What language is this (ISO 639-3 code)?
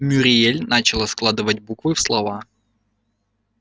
rus